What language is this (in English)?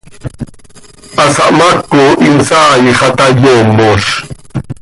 Seri